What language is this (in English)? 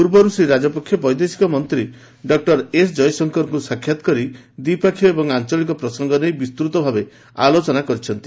Odia